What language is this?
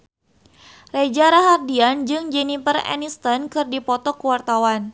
Sundanese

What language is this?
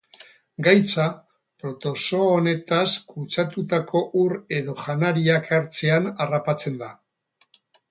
Basque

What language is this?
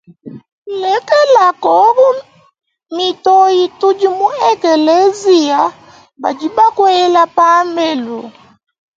Luba-Lulua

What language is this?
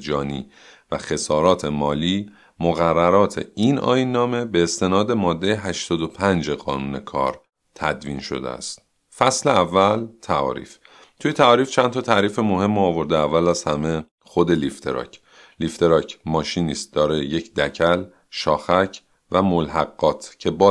Persian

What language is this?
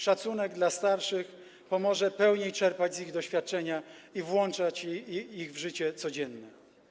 Polish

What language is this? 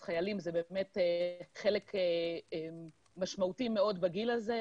Hebrew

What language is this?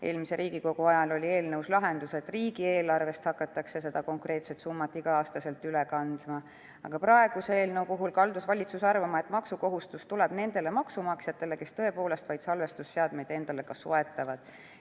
Estonian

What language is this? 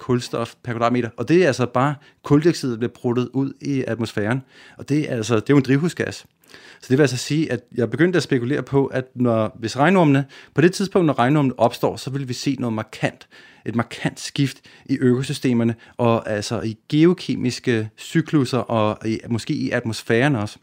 Danish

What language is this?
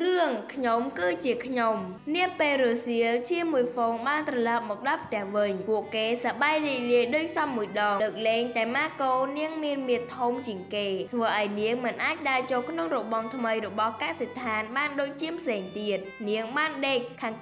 Vietnamese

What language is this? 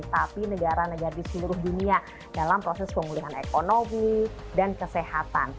Indonesian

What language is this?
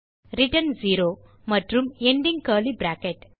Tamil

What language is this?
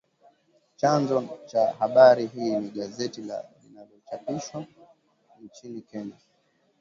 Swahili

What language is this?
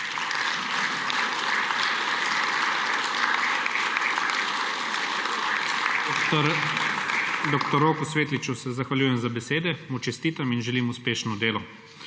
Slovenian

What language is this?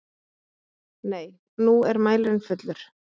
Icelandic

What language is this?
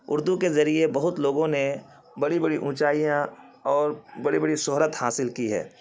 Urdu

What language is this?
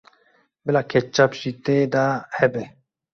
Kurdish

